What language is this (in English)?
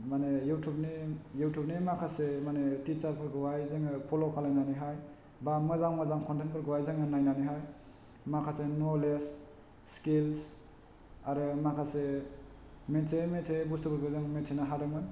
Bodo